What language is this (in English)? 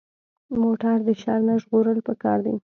Pashto